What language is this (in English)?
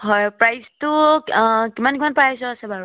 Assamese